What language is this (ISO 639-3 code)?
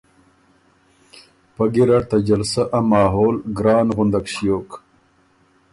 oru